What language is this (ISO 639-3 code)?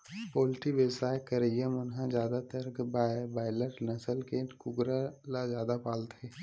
hne